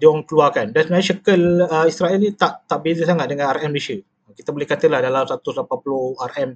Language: Malay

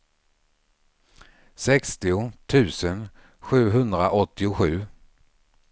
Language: Swedish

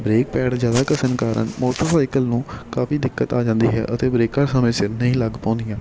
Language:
Punjabi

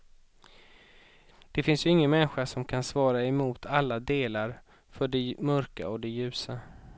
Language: Swedish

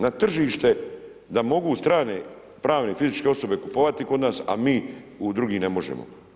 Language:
Croatian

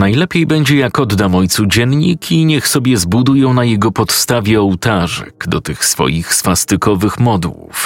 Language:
Polish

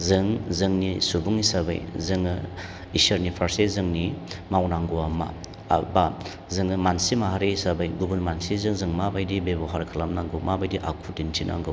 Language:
Bodo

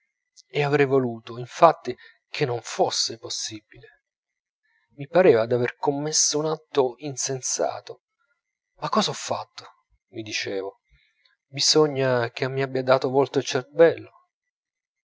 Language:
Italian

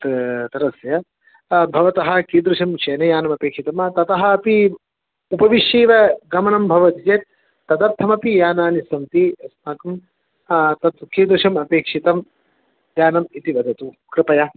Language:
Sanskrit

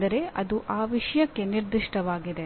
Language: Kannada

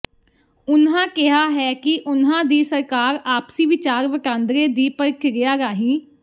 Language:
Punjabi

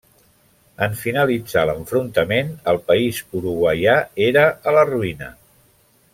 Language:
Catalan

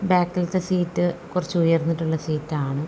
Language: Malayalam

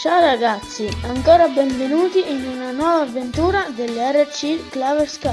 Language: Italian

